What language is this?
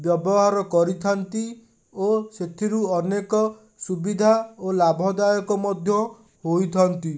Odia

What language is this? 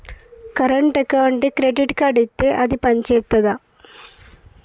Telugu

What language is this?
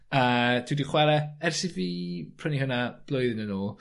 Welsh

